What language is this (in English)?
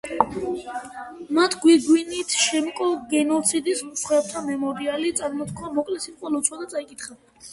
Georgian